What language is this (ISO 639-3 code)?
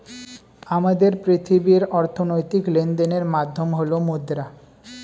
ben